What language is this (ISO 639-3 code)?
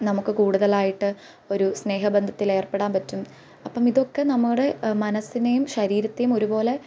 mal